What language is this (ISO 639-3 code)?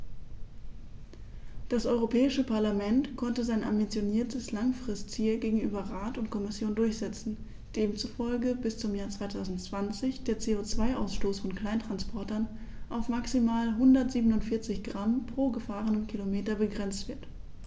deu